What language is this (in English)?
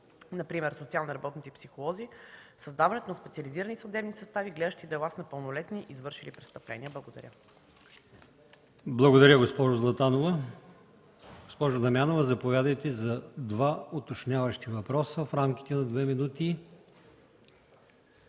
Bulgarian